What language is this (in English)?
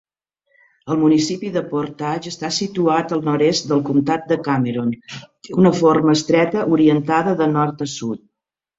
Catalan